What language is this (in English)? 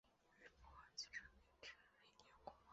Chinese